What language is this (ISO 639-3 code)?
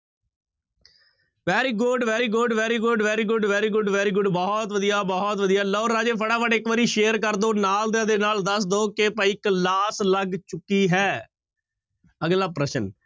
pan